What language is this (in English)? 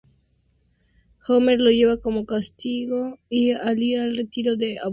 Spanish